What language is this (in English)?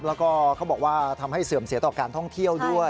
Thai